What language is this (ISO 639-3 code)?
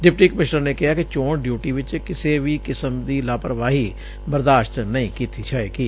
pan